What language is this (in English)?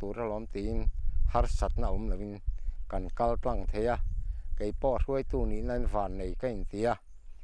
Thai